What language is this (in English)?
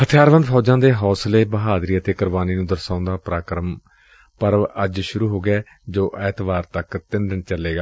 Punjabi